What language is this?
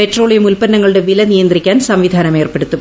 Malayalam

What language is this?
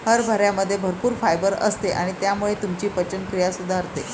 Marathi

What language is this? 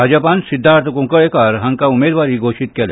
Konkani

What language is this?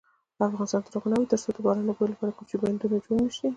Pashto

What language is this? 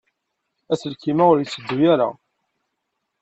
Kabyle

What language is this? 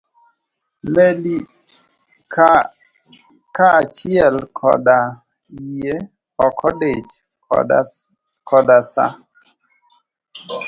Luo (Kenya and Tanzania)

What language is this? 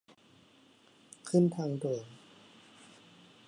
Thai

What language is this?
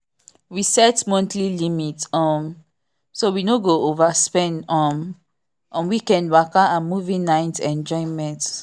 Nigerian Pidgin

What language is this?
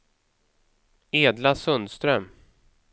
Swedish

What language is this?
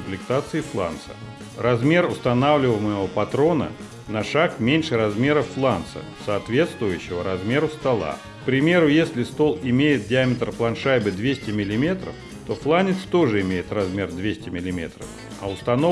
Russian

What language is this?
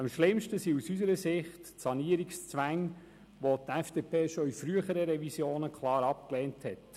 Swiss German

